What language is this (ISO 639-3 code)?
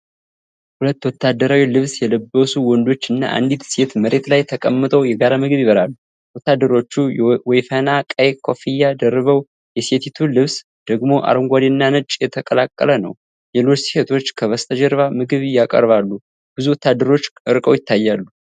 amh